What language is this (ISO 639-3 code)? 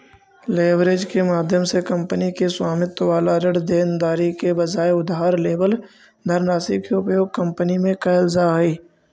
mag